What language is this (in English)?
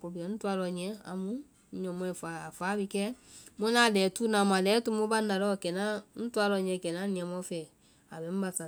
Vai